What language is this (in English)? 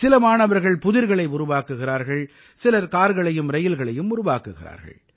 Tamil